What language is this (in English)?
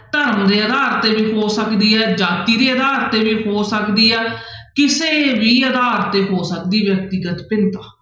Punjabi